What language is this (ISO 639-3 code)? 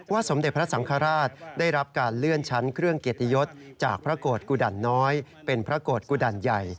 tha